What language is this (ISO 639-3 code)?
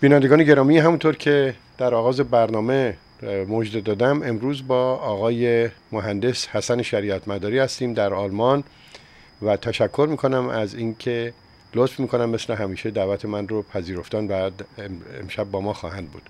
fas